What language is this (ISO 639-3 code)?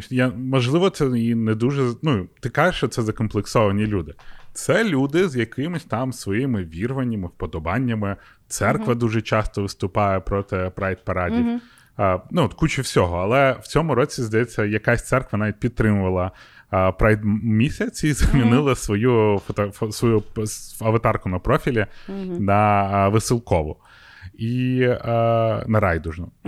ukr